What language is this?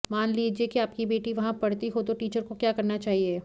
Hindi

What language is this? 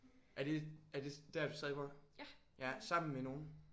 Danish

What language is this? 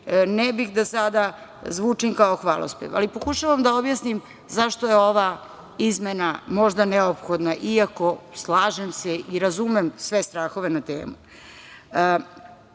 Serbian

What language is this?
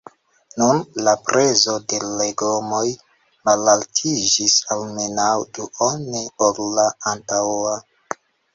Esperanto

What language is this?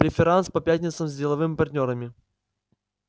Russian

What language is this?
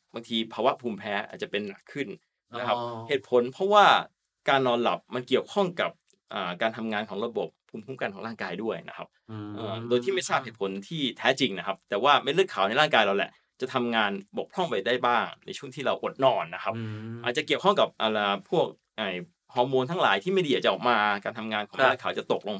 Thai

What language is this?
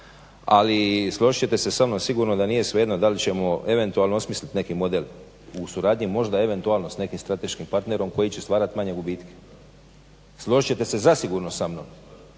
Croatian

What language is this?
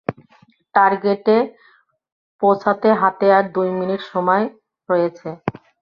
Bangla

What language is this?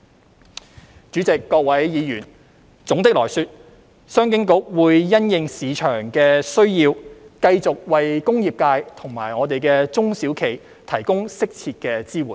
Cantonese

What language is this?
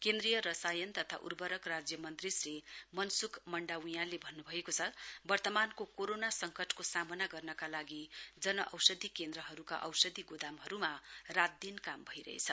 Nepali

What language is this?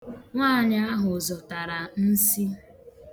Igbo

